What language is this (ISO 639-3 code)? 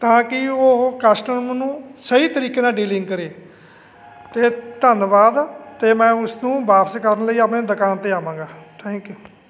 pan